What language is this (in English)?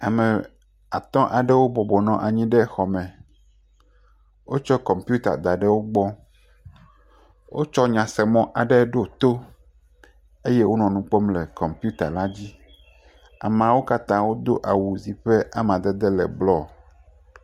Ewe